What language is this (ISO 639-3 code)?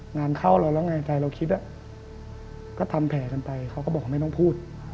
tha